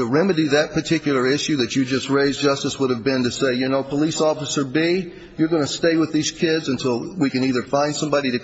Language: English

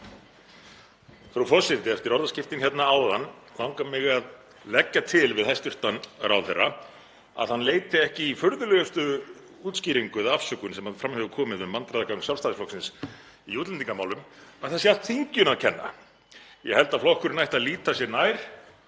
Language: Icelandic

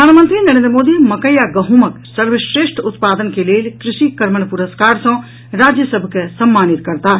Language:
Maithili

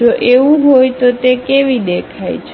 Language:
Gujarati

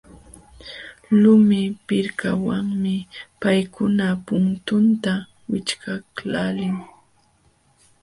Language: Jauja Wanca Quechua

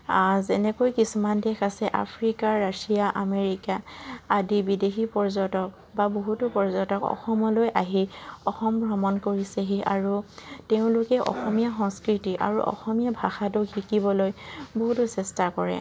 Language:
Assamese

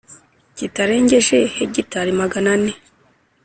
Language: Kinyarwanda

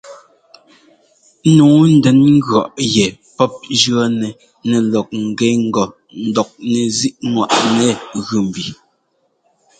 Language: Ngomba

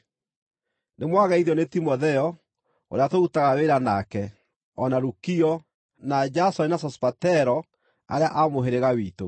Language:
Kikuyu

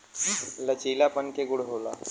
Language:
Bhojpuri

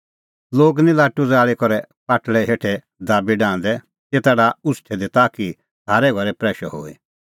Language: Kullu Pahari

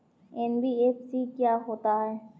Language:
Hindi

